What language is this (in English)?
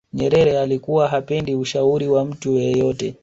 Swahili